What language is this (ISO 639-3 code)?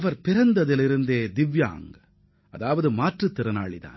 tam